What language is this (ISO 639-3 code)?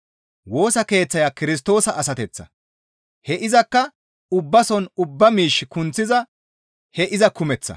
gmv